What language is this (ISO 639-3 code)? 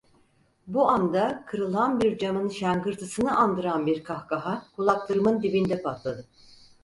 tur